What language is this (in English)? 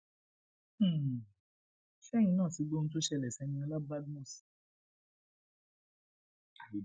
Yoruba